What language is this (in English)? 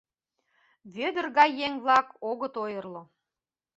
Mari